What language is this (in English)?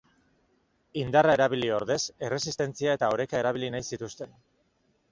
Basque